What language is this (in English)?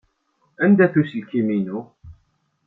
Kabyle